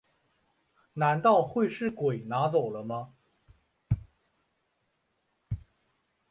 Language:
Chinese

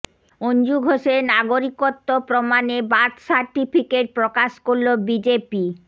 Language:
Bangla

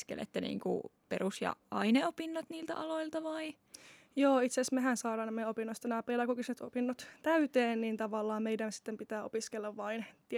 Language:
Finnish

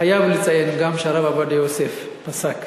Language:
Hebrew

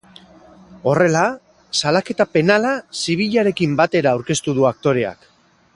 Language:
Basque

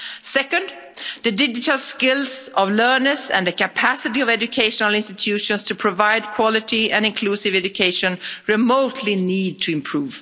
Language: English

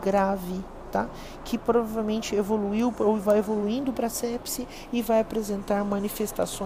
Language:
Portuguese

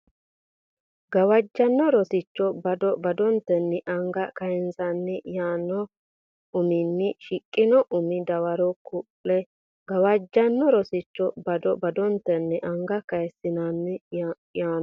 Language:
Sidamo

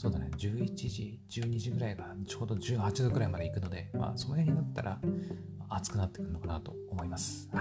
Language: Japanese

